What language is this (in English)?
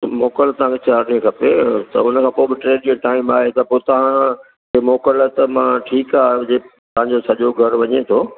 Sindhi